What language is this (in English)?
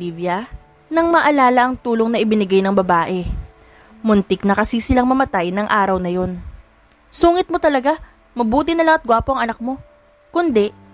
Filipino